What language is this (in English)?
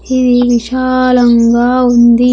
Telugu